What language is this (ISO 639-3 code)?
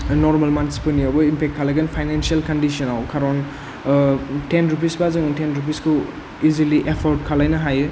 brx